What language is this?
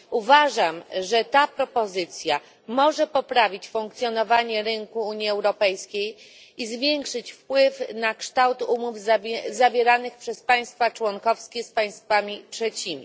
Polish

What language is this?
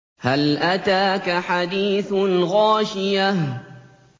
Arabic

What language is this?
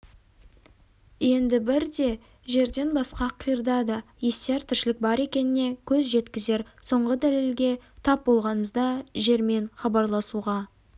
Kazakh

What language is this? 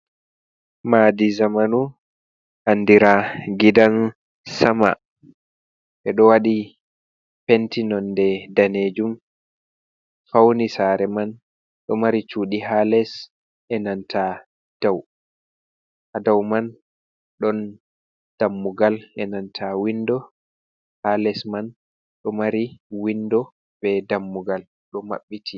Fula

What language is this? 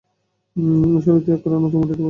Bangla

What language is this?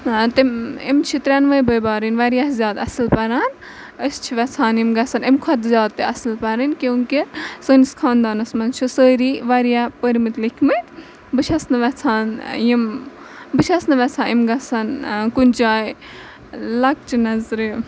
Kashmiri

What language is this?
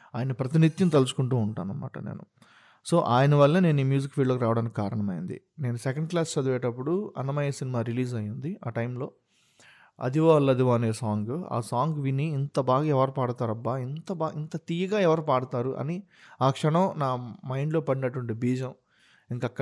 Telugu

